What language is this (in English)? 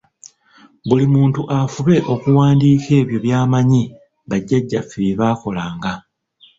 Ganda